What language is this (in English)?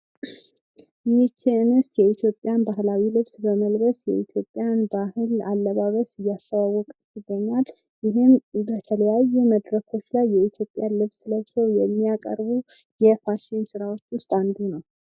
Amharic